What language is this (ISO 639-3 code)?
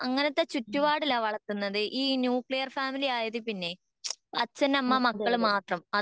mal